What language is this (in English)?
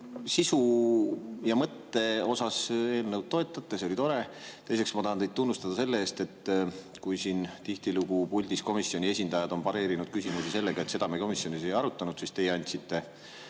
Estonian